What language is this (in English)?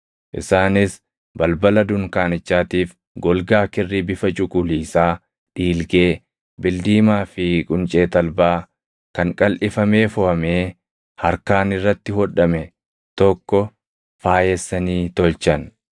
Oromo